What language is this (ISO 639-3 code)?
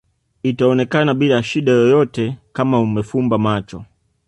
swa